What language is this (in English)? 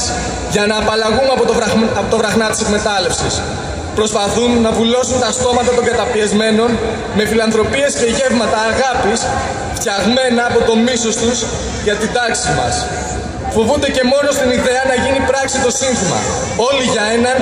Greek